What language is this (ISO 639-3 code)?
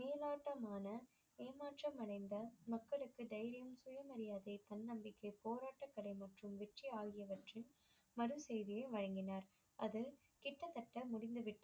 tam